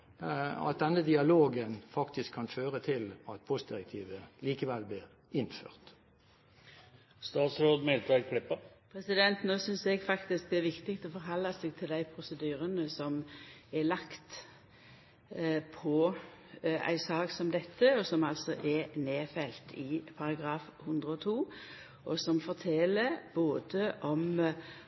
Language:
Norwegian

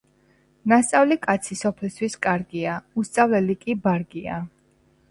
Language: Georgian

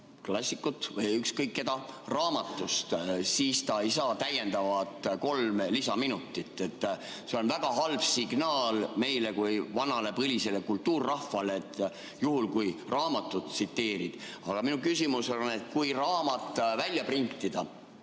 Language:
Estonian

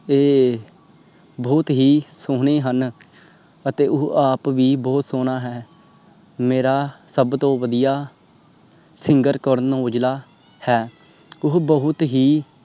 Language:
Punjabi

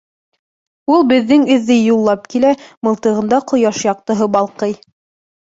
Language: Bashkir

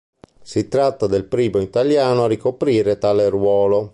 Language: Italian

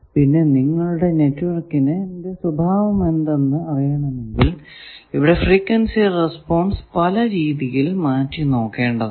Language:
Malayalam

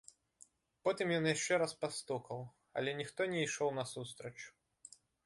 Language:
Belarusian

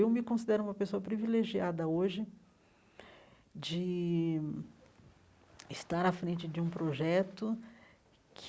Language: Portuguese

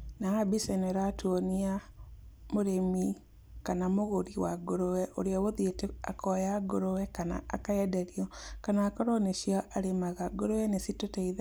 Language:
Kikuyu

